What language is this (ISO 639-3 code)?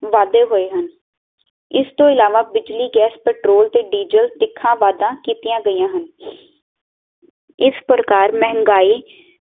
pan